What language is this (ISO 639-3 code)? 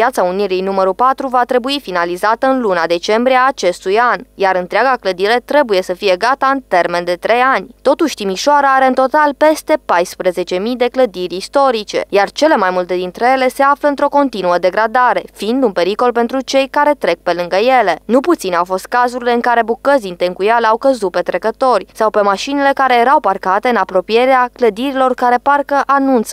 ron